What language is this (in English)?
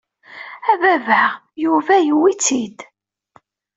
Kabyle